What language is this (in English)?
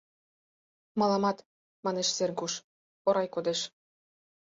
Mari